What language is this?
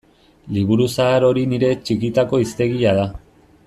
Basque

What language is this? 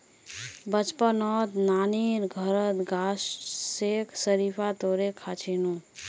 Magahi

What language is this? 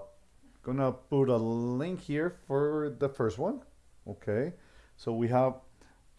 English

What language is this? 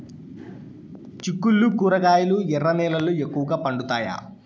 Telugu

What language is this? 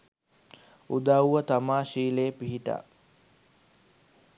Sinhala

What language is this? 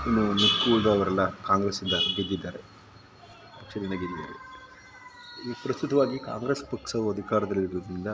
Kannada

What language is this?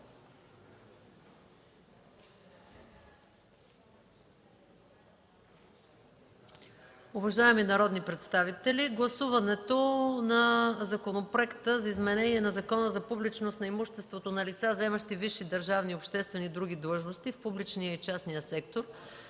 Bulgarian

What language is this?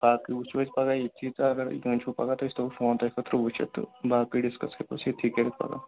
Kashmiri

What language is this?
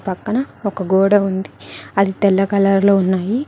Telugu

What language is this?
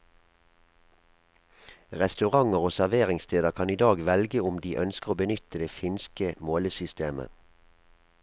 Norwegian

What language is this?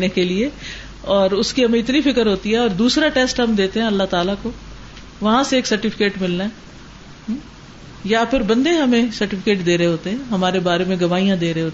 Urdu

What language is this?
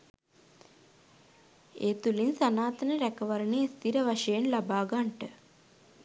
Sinhala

